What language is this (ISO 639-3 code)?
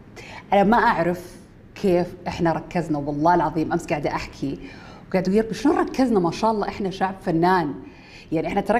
ara